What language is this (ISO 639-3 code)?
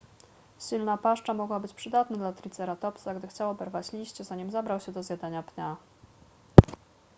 pol